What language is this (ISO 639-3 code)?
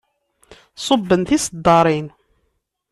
kab